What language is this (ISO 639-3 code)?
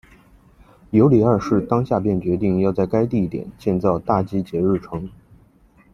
zho